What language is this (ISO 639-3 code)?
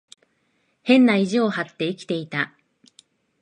jpn